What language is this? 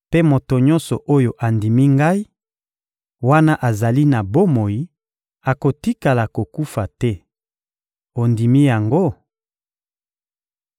Lingala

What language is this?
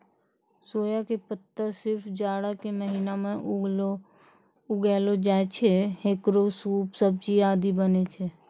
Maithili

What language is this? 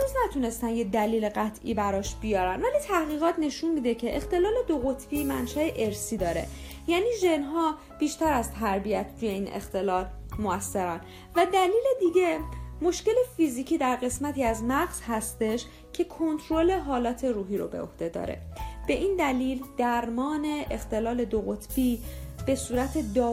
Persian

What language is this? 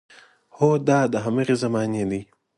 Pashto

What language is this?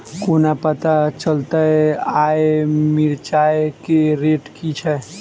Maithili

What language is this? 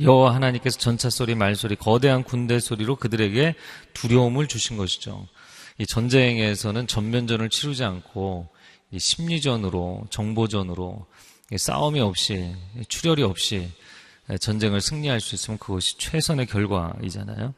Korean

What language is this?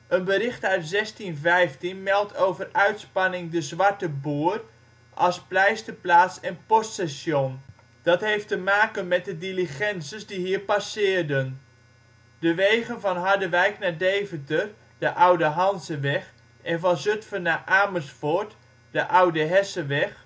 Dutch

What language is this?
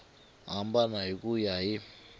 Tsonga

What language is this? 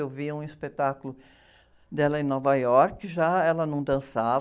Portuguese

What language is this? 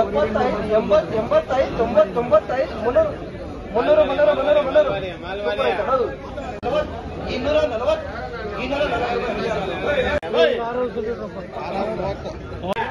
Telugu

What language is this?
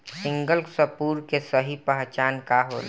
Bhojpuri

